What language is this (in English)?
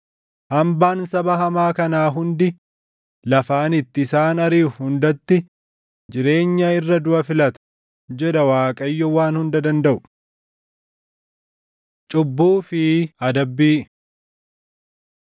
Oromo